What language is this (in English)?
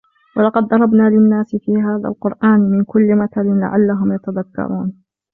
Arabic